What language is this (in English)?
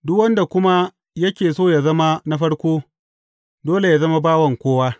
Hausa